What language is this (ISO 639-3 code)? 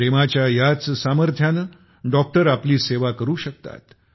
mar